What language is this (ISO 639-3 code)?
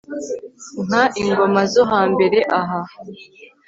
kin